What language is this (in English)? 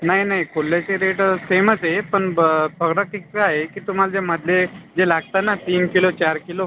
Marathi